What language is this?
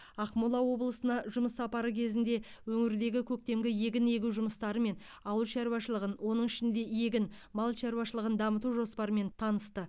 Kazakh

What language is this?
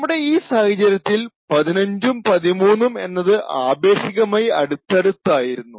Malayalam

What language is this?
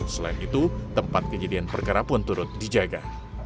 Indonesian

